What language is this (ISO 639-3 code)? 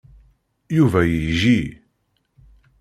kab